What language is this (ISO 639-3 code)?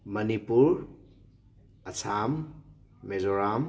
mni